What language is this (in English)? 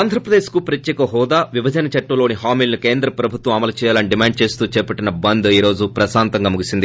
Telugu